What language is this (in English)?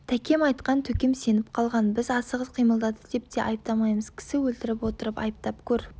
Kazakh